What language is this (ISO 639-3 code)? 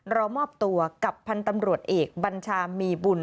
tha